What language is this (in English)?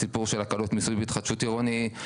Hebrew